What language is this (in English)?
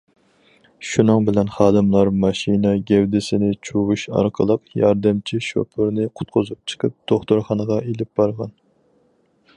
Uyghur